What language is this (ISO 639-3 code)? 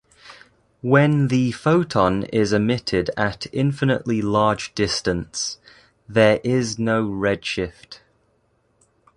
eng